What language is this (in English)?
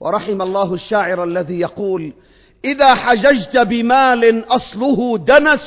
Arabic